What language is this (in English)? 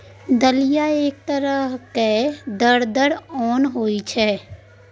Maithili